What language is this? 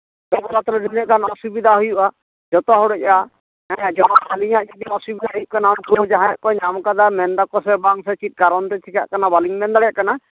Santali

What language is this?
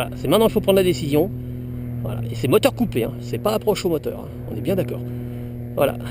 French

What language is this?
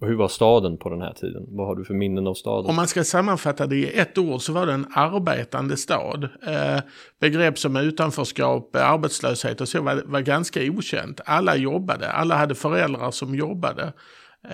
Swedish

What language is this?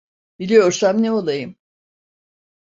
Turkish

